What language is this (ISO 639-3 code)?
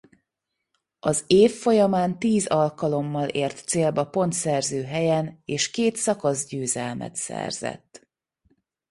hun